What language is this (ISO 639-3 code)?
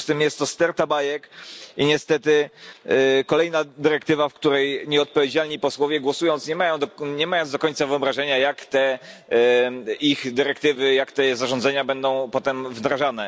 pol